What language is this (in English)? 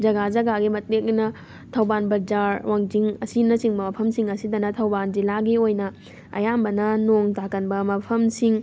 Manipuri